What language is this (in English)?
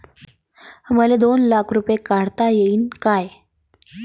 Marathi